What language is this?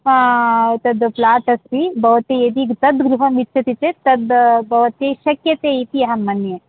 Sanskrit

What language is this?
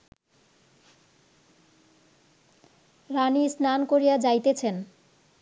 Bangla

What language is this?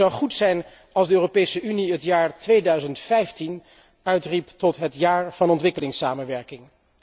Dutch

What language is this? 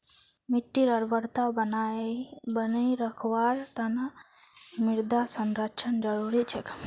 Magahi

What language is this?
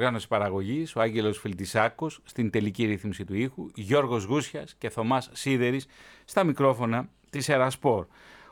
Greek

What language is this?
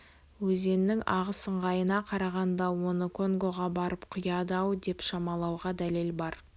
Kazakh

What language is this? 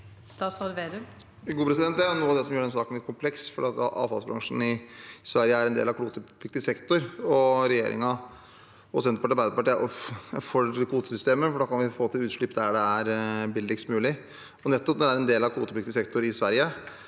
Norwegian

